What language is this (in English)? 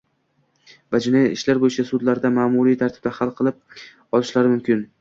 Uzbek